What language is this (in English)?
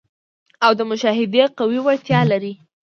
Pashto